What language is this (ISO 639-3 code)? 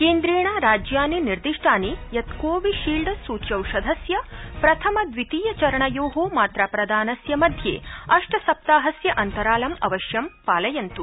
san